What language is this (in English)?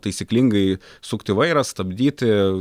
Lithuanian